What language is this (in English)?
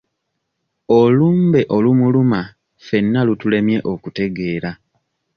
Ganda